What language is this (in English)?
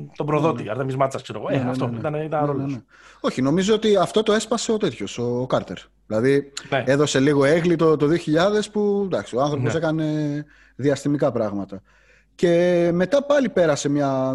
Greek